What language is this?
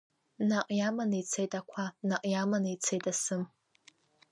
Abkhazian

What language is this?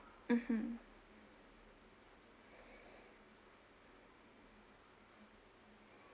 English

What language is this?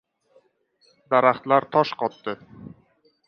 Uzbek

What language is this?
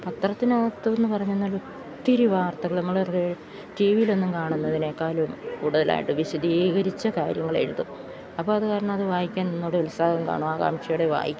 Malayalam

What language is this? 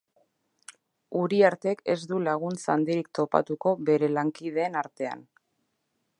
Basque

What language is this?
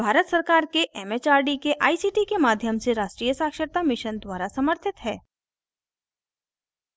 Hindi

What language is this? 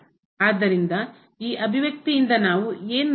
Kannada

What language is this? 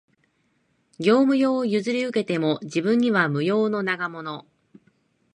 Japanese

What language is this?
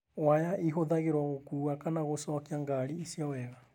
Kikuyu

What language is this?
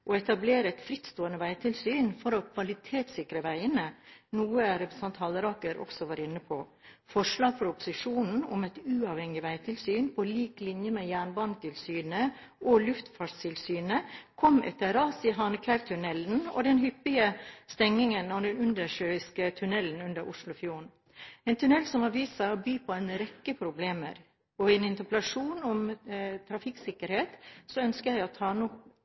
Norwegian Bokmål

